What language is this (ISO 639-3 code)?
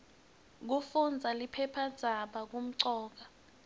ssw